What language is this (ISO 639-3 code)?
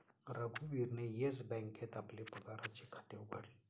mar